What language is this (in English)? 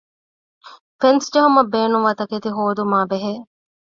Divehi